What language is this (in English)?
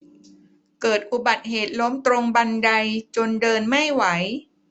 Thai